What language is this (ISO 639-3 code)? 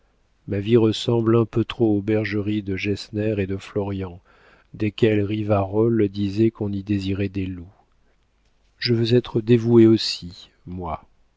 fra